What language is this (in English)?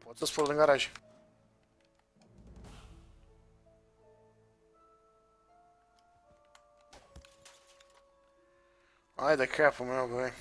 Romanian